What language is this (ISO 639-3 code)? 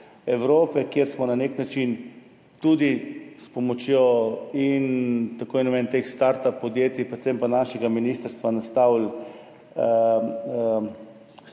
slv